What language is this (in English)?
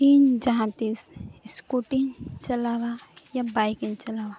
Santali